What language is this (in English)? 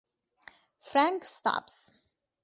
Italian